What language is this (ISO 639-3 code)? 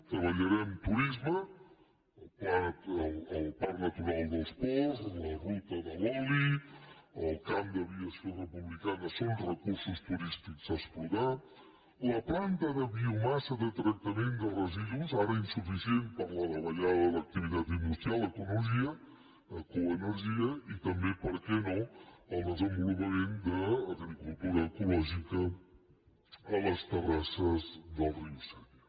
cat